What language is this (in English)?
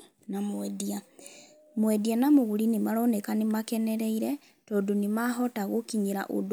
Kikuyu